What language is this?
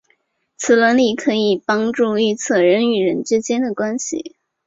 Chinese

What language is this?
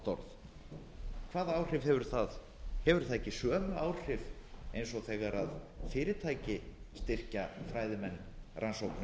Icelandic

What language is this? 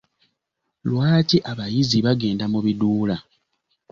Ganda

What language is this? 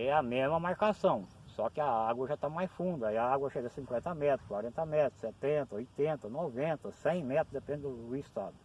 Portuguese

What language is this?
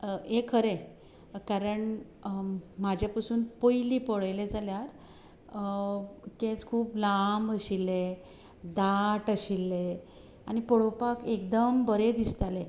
Konkani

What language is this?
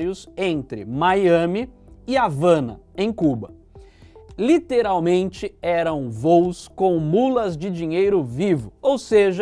Portuguese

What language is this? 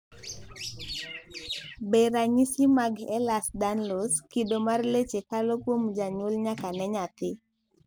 Luo (Kenya and Tanzania)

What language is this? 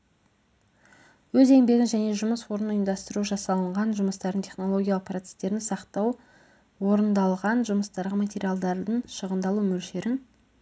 Kazakh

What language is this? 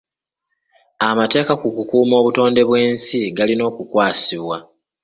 Ganda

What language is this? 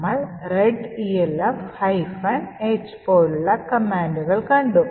Malayalam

